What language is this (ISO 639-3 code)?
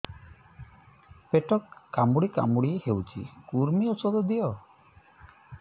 ori